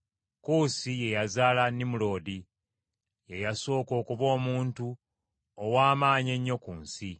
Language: Ganda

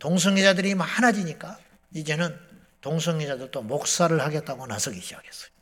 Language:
Korean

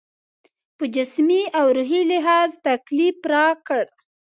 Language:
Pashto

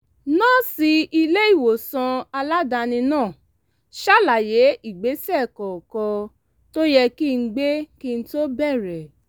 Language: Yoruba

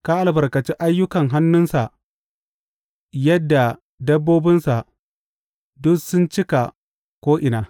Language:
Hausa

